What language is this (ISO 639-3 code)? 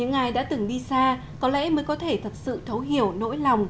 vie